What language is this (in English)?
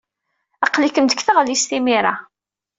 Kabyle